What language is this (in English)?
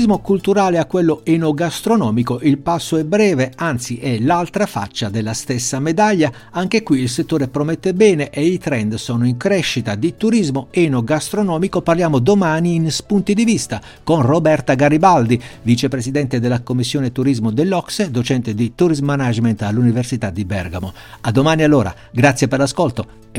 Italian